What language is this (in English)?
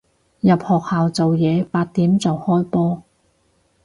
Cantonese